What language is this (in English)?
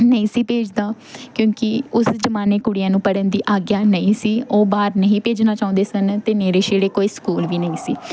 Punjabi